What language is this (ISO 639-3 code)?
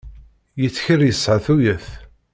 kab